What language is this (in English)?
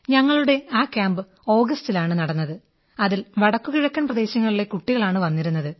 Malayalam